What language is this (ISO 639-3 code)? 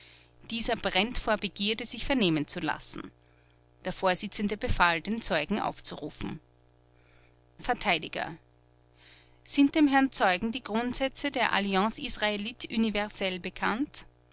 deu